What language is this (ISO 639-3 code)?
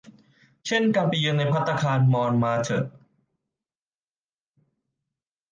tha